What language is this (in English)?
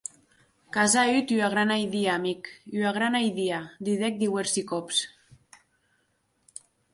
Occitan